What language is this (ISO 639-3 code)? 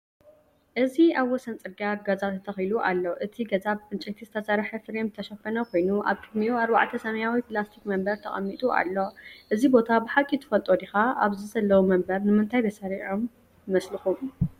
tir